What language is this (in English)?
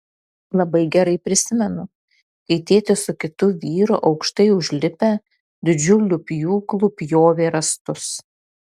Lithuanian